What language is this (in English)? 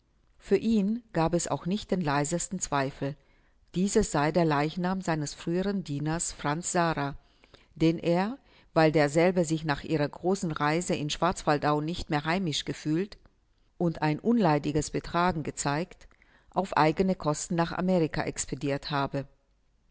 German